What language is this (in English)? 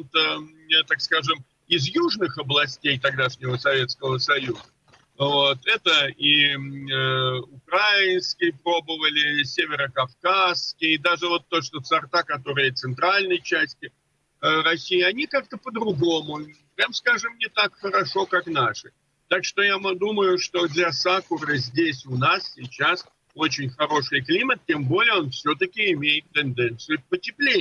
Russian